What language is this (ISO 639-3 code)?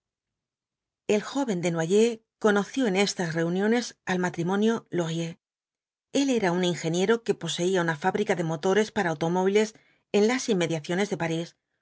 spa